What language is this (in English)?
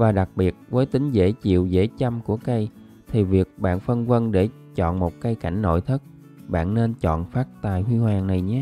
Vietnamese